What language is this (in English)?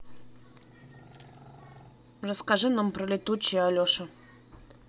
Russian